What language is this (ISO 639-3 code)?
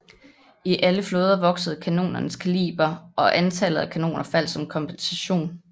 dan